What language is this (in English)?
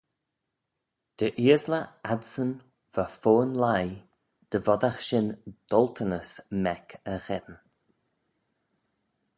Manx